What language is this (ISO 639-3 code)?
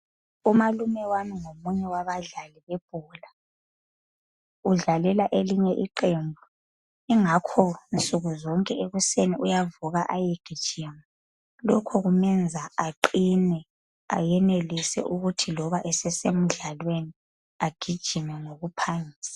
nde